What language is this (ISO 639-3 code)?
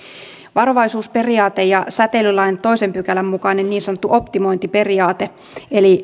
fin